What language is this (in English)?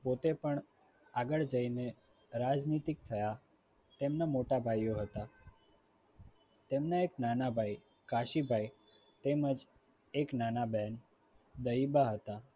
Gujarati